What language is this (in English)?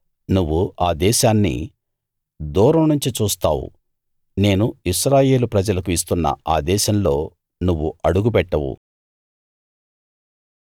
Telugu